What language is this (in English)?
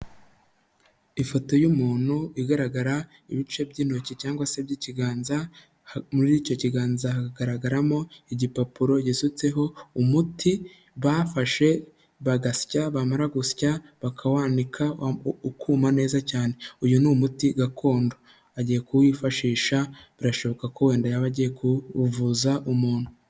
Kinyarwanda